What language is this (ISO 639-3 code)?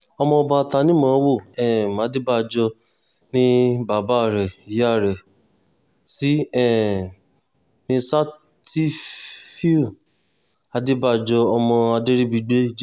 yor